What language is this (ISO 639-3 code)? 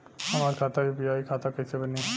bho